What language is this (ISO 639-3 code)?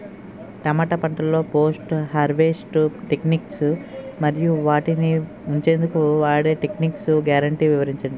tel